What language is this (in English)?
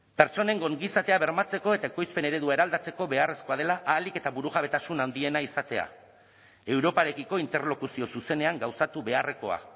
Basque